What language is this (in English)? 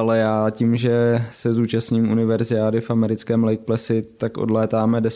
Czech